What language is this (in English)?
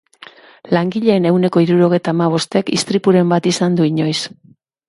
Basque